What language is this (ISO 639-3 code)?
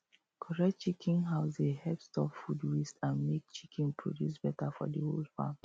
pcm